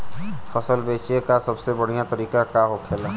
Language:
Bhojpuri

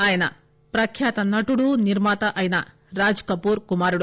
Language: Telugu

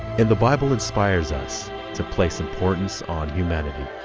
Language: English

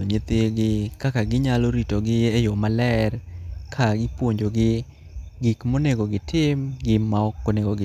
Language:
Luo (Kenya and Tanzania)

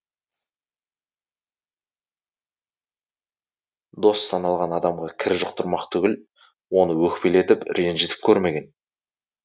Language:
Kazakh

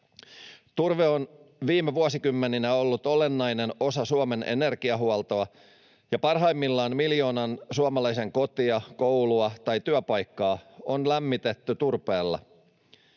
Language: Finnish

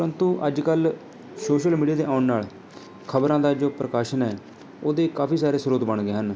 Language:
Punjabi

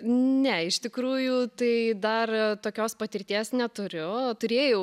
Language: Lithuanian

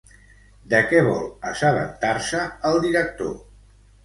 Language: Catalan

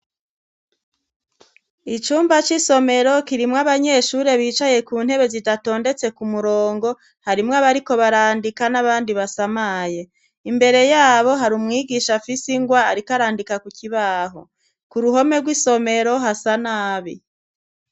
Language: Rundi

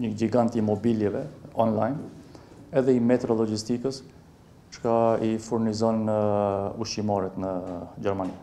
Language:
Romanian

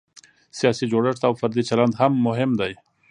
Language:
Pashto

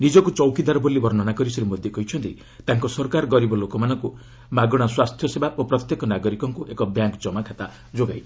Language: Odia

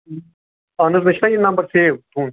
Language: Kashmiri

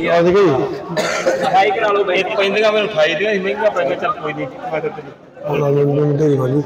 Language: Punjabi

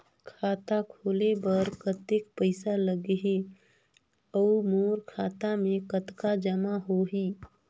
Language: Chhattisgarhi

